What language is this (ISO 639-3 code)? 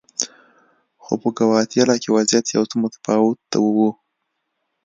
pus